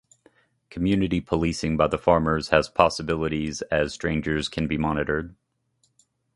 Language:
English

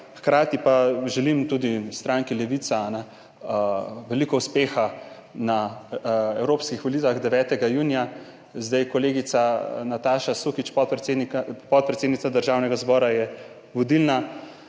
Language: Slovenian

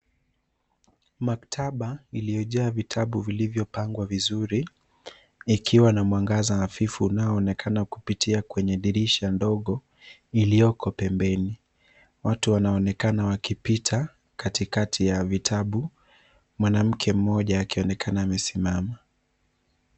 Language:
Swahili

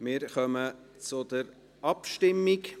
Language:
Swiss German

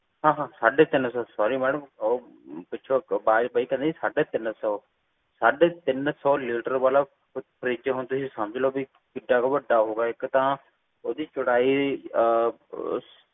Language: Punjabi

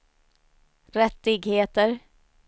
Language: Swedish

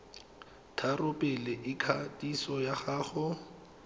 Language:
Tswana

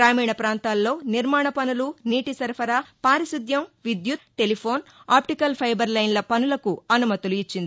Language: Telugu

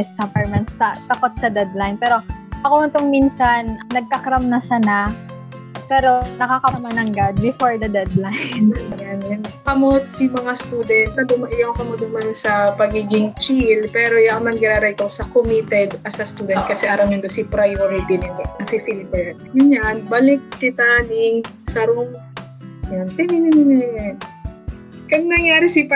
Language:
Filipino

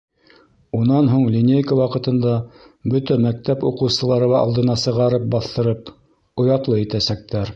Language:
Bashkir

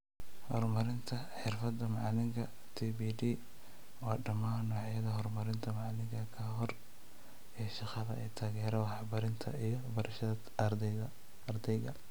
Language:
Somali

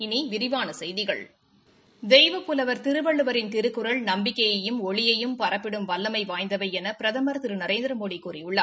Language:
Tamil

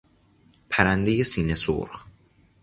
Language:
Persian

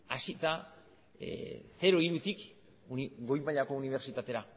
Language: Basque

